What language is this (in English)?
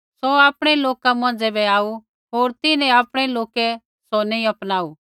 Kullu Pahari